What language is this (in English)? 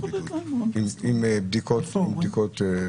Hebrew